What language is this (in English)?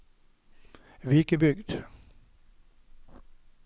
Norwegian